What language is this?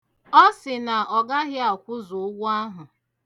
Igbo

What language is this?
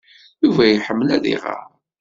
Kabyle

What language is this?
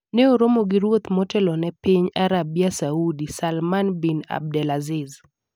Luo (Kenya and Tanzania)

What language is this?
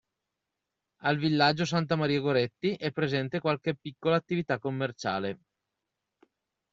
Italian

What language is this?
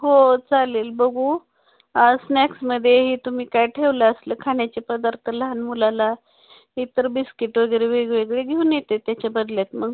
Marathi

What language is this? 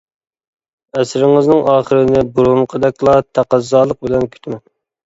Uyghur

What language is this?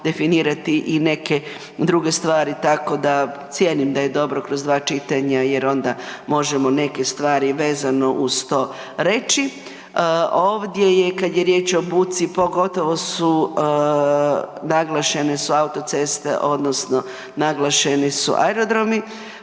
Croatian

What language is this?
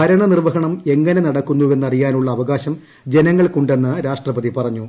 Malayalam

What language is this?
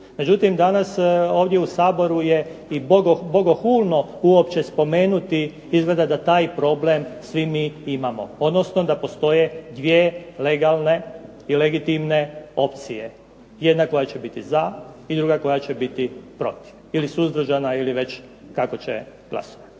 Croatian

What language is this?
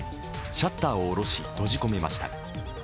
Japanese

